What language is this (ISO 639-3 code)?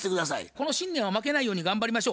jpn